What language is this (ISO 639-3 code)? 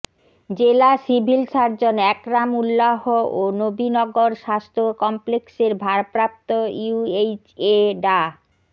ben